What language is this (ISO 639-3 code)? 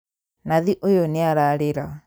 kik